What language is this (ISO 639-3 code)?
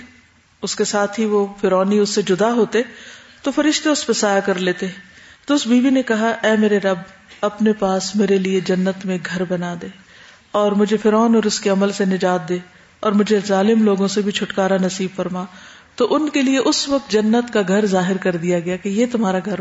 urd